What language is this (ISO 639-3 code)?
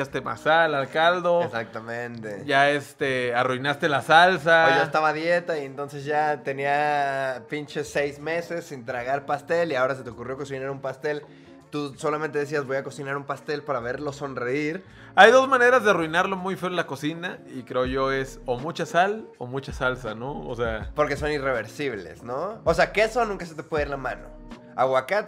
spa